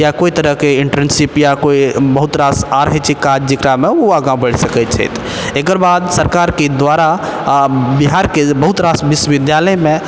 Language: Maithili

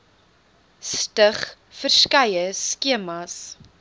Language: Afrikaans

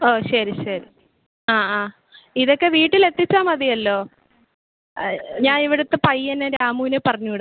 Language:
Malayalam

